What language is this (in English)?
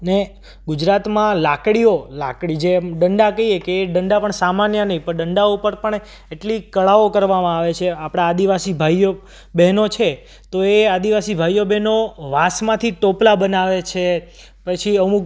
Gujarati